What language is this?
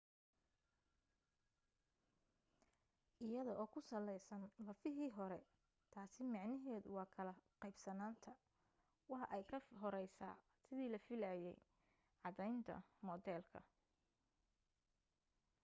Somali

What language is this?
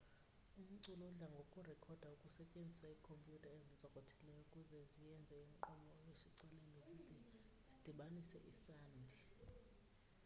Xhosa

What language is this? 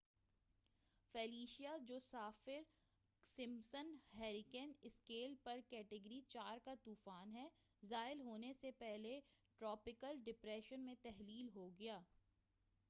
Urdu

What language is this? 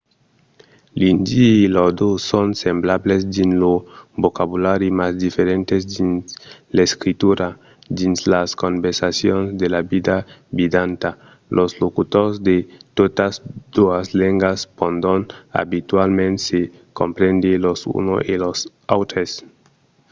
Occitan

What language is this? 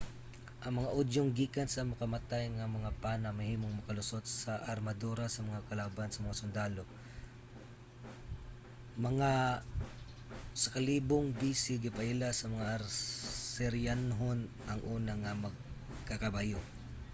Cebuano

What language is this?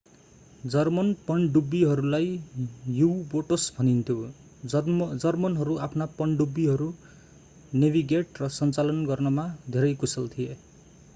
Nepali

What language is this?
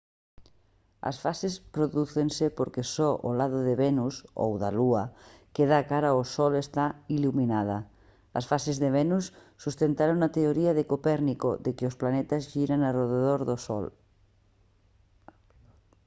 Galician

